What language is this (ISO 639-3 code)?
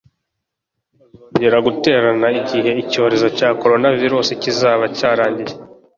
kin